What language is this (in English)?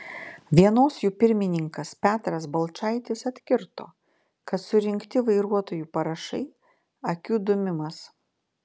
Lithuanian